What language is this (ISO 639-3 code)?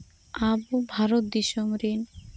sat